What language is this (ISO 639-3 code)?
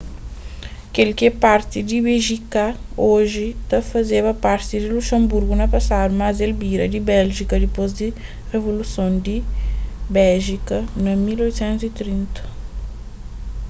kea